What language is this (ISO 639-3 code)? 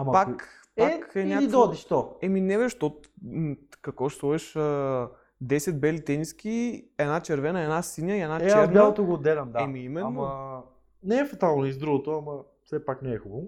bul